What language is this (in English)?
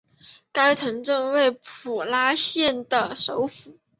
Chinese